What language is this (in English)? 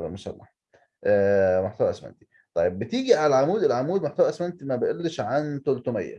Arabic